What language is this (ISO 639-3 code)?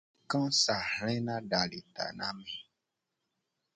gej